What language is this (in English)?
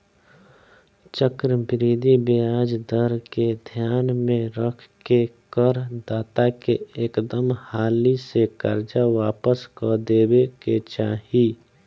Bhojpuri